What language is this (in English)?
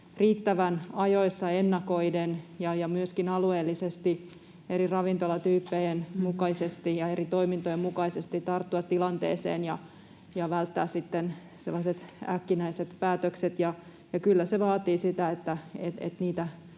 Finnish